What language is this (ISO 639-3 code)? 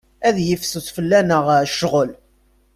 kab